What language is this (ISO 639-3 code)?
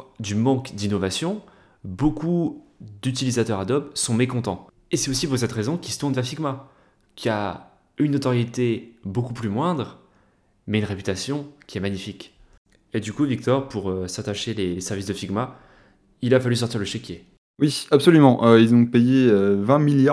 fra